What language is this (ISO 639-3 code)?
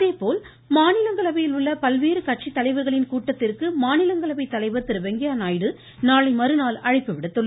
tam